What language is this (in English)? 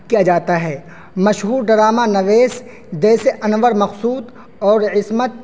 Urdu